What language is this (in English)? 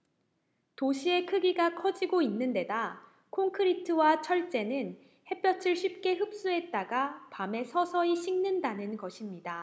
Korean